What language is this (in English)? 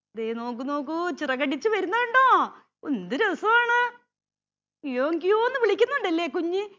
Malayalam